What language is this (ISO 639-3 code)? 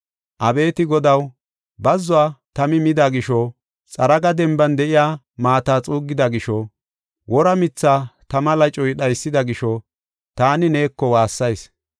gof